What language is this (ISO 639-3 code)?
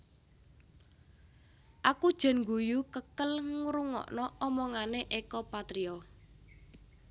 jav